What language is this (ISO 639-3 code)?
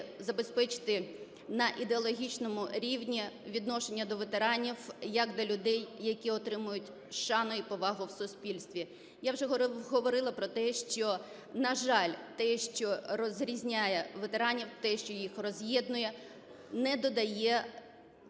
ukr